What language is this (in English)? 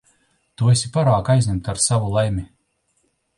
Latvian